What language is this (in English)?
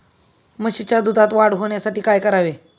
Marathi